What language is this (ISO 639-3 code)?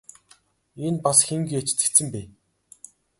mon